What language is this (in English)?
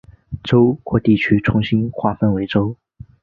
Chinese